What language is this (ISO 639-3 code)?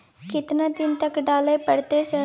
mai